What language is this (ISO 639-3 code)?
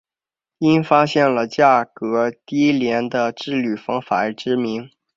zho